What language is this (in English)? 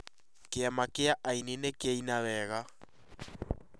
Kikuyu